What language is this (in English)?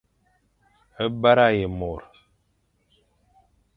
Fang